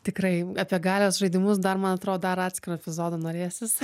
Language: Lithuanian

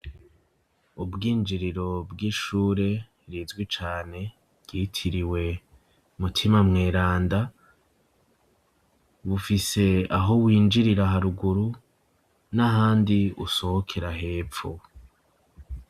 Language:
Rundi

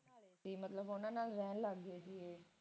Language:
Punjabi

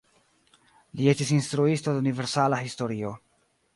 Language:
Esperanto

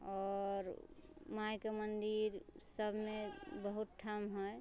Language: Maithili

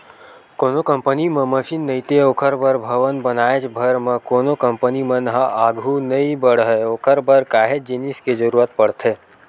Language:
Chhattisgarhi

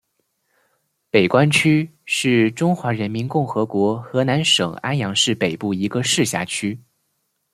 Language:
Chinese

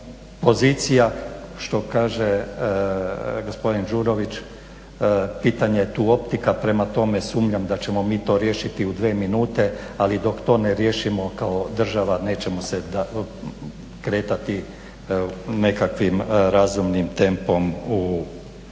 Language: Croatian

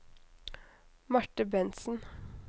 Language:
Norwegian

